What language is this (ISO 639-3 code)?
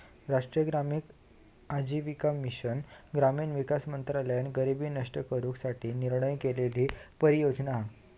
mar